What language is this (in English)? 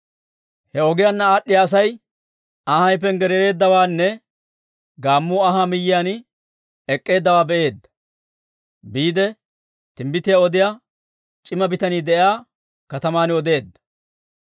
Dawro